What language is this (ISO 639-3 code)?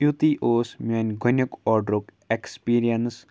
kas